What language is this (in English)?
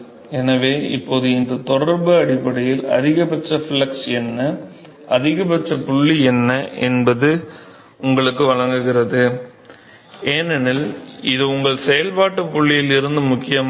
Tamil